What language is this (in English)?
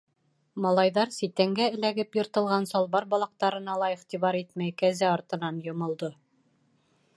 Bashkir